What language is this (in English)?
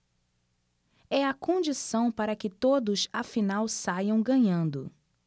Portuguese